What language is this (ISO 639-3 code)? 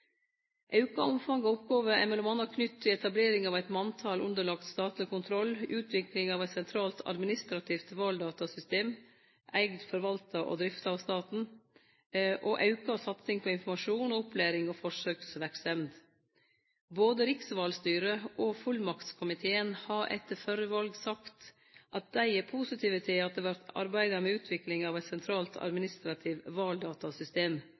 nno